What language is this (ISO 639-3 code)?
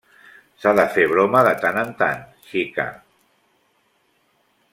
cat